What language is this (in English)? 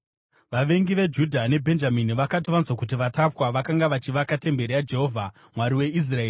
Shona